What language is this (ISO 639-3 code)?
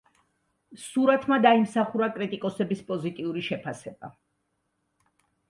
kat